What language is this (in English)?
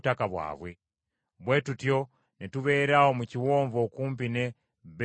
Ganda